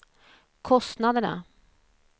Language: Swedish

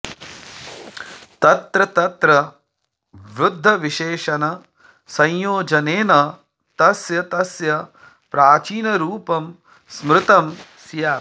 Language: Sanskrit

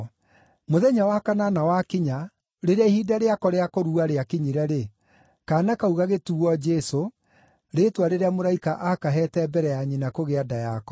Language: Kikuyu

